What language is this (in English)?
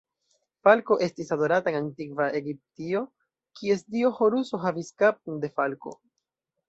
Esperanto